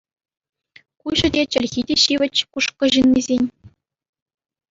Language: Chuvash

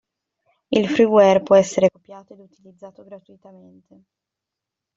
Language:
Italian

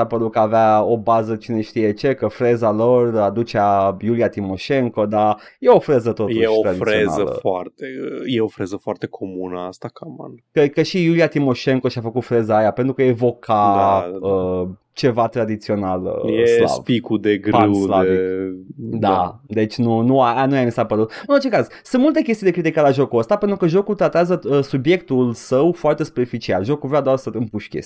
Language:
Romanian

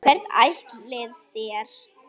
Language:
Icelandic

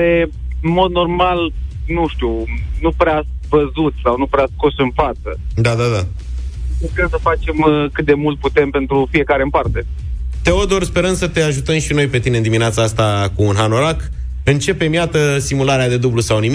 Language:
Romanian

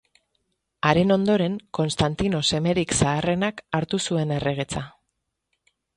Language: Basque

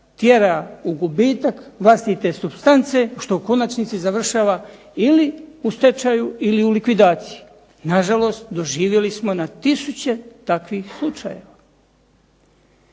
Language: Croatian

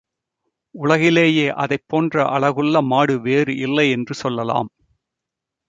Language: Tamil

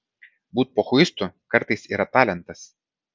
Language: Lithuanian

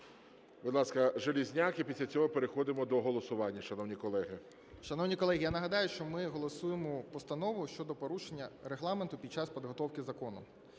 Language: Ukrainian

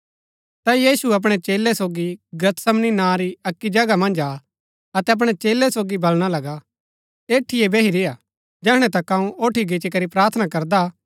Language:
Gaddi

